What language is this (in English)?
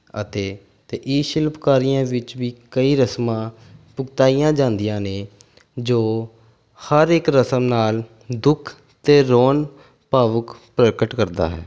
Punjabi